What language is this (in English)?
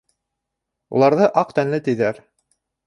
Bashkir